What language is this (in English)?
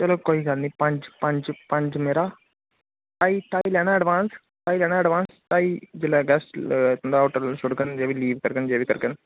Dogri